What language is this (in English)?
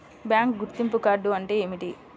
Telugu